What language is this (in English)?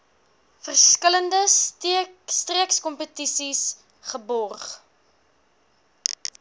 Afrikaans